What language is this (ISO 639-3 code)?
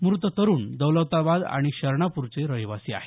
mar